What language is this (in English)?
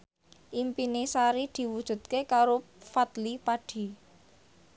Javanese